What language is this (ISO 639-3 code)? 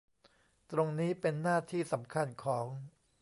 tha